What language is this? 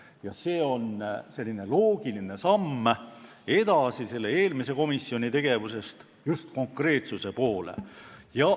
Estonian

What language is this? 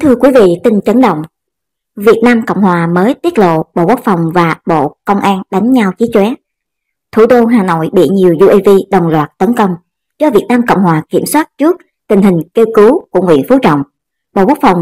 Vietnamese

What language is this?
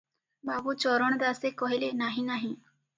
Odia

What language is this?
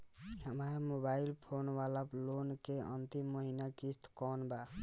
Bhojpuri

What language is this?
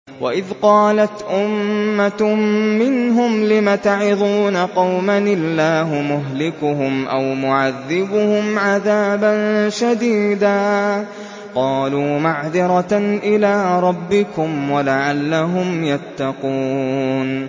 Arabic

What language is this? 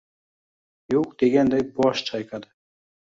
Uzbek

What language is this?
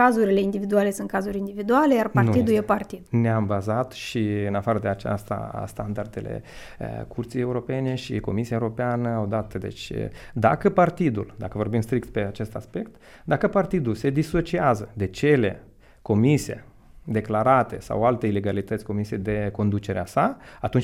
Romanian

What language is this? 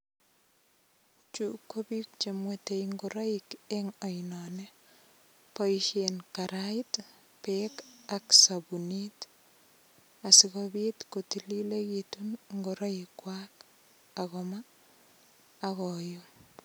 Kalenjin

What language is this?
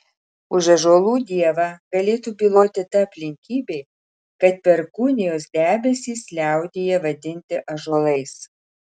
Lithuanian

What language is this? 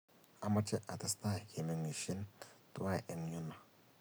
Kalenjin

